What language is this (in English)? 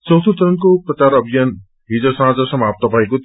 Nepali